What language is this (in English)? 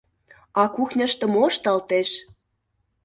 Mari